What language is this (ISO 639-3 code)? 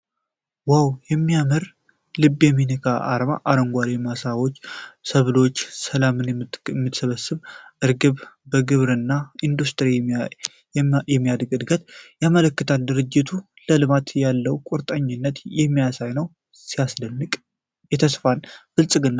amh